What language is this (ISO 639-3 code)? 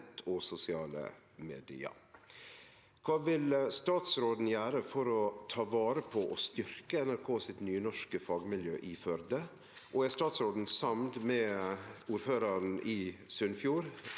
nor